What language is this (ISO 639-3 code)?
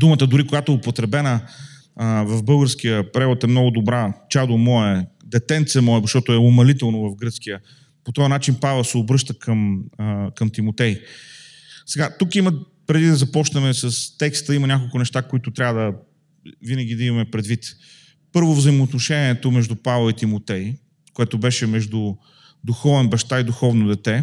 bul